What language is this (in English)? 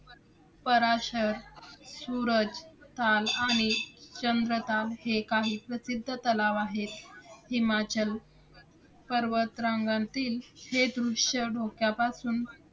Marathi